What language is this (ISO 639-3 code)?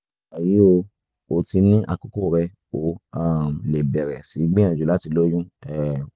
yor